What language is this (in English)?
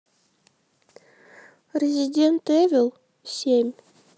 Russian